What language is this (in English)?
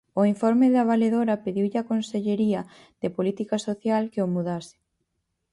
Galician